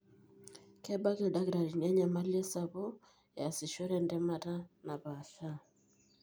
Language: Masai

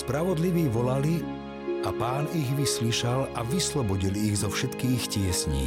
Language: Slovak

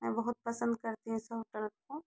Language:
Hindi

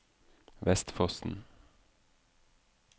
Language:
Norwegian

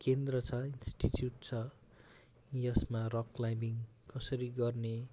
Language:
Nepali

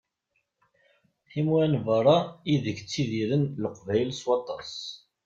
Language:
Kabyle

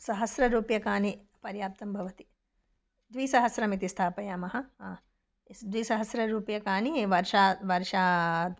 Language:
Sanskrit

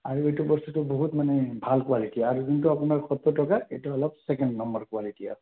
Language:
Assamese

